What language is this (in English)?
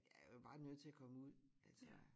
Danish